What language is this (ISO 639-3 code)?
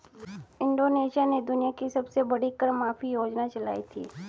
hin